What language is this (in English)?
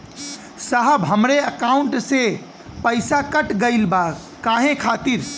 Bhojpuri